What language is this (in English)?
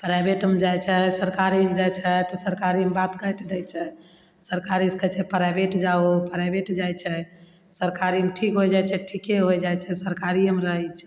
Maithili